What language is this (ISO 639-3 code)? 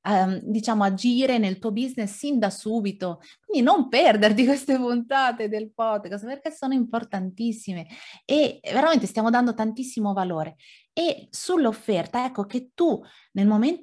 ita